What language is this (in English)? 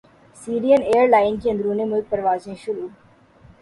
Urdu